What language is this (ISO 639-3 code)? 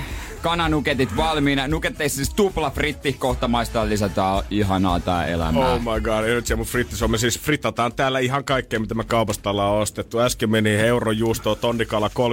fin